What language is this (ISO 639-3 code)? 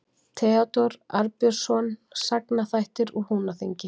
isl